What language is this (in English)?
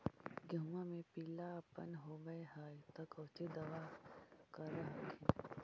Magahi